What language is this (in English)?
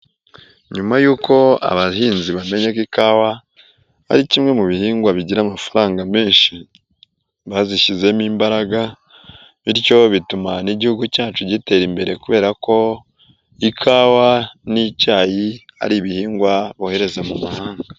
Kinyarwanda